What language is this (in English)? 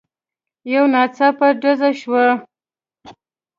Pashto